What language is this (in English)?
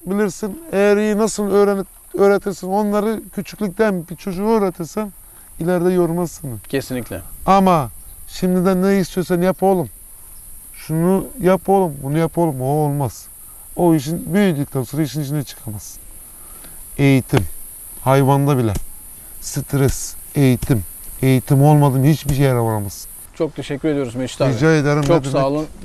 Turkish